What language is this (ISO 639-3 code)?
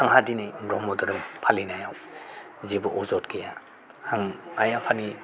brx